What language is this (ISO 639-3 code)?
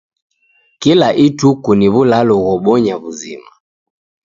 dav